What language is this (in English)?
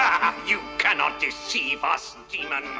English